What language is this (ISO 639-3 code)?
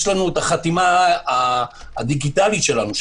heb